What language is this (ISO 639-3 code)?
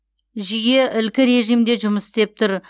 kaz